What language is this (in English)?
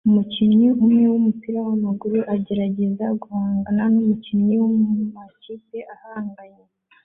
Kinyarwanda